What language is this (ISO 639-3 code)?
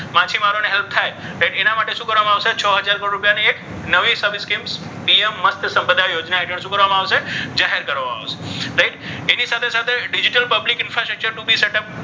guj